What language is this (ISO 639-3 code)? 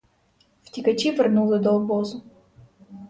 ukr